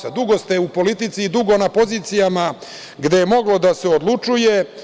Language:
Serbian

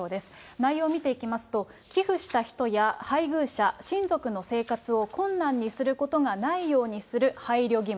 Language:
Japanese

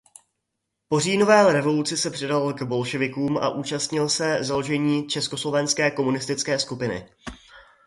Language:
Czech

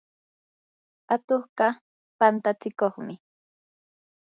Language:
Yanahuanca Pasco Quechua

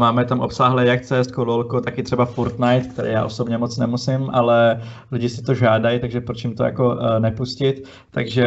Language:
Czech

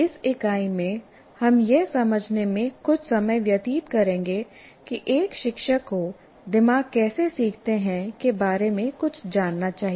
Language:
Hindi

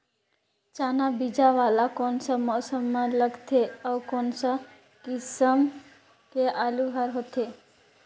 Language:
Chhattisgarhi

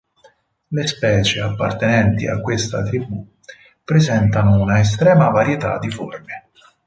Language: Italian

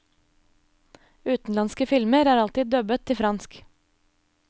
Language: Norwegian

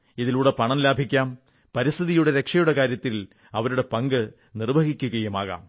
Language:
Malayalam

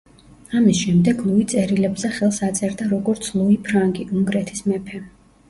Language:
Georgian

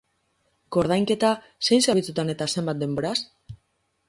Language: Basque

